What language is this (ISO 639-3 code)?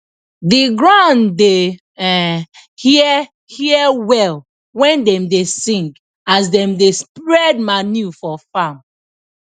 pcm